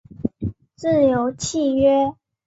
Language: Chinese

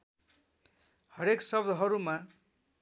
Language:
Nepali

